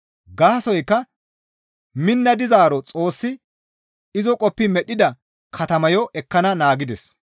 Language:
Gamo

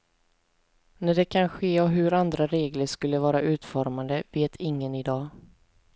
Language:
Swedish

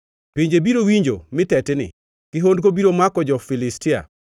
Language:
Luo (Kenya and Tanzania)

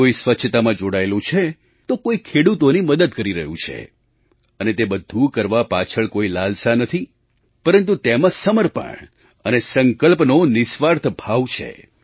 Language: Gujarati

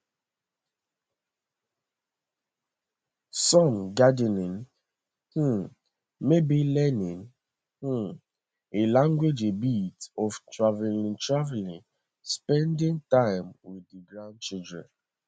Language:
Nigerian Pidgin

